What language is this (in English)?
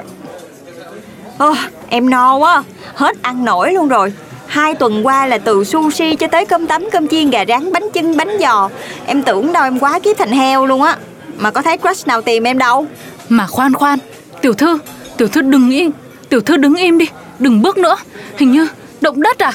Vietnamese